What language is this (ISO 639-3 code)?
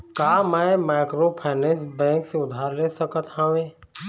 hne